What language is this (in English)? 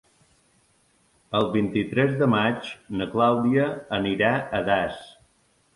Catalan